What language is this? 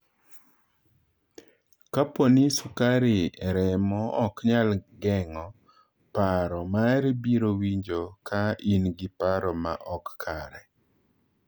Luo (Kenya and Tanzania)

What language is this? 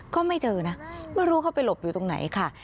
Thai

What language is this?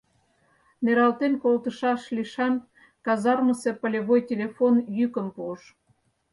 Mari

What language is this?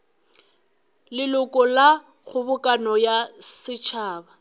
Northern Sotho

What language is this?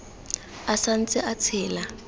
Tswana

